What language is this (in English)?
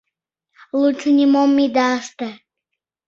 Mari